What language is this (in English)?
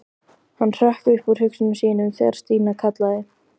Icelandic